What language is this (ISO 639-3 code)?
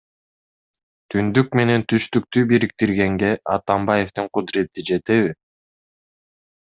kir